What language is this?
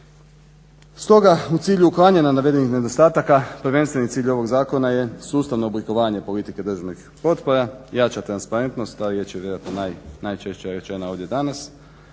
Croatian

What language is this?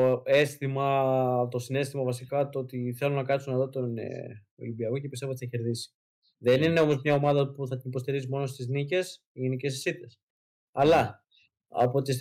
Greek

